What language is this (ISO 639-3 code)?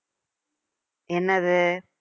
tam